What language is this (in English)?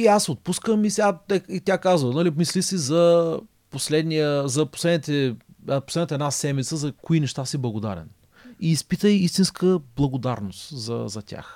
Bulgarian